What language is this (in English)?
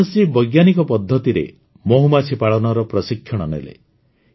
Odia